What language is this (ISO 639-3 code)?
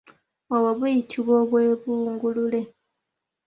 lug